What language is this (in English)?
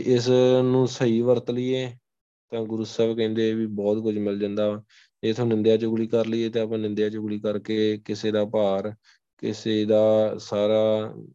Punjabi